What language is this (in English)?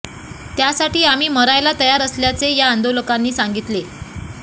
Marathi